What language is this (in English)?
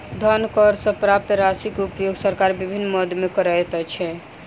Maithili